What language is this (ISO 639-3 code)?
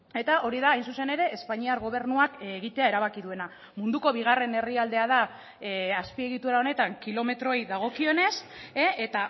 eus